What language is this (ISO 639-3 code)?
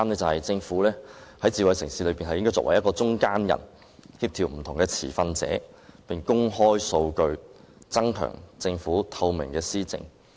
yue